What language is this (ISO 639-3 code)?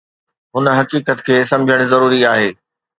snd